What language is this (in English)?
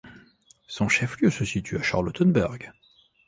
French